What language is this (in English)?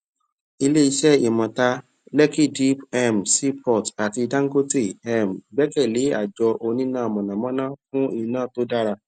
Yoruba